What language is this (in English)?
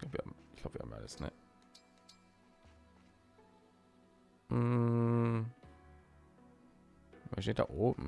German